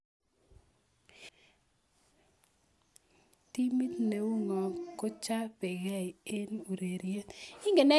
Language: Kalenjin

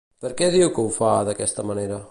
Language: Catalan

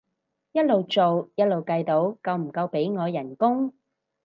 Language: Cantonese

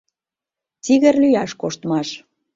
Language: Mari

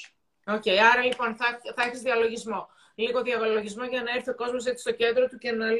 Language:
Greek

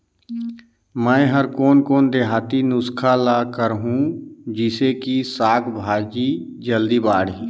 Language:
Chhattisgarhi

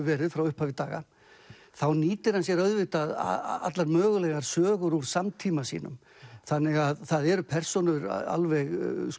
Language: Icelandic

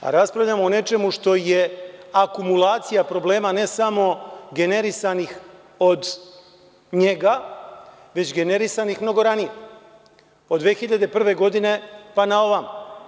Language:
Serbian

